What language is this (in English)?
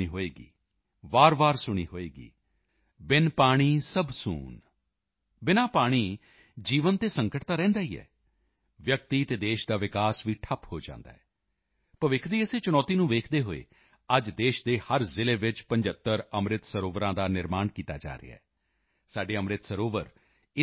Punjabi